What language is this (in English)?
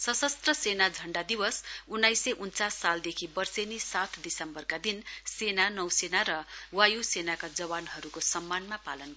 Nepali